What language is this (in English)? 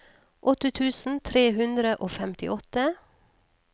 Norwegian